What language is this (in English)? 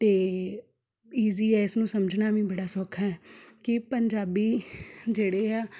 Punjabi